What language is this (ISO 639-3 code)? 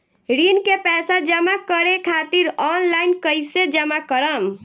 bho